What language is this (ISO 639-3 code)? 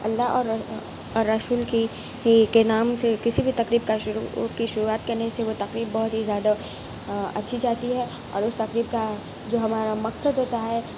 urd